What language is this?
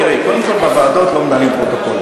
Hebrew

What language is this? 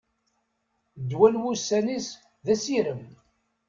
Kabyle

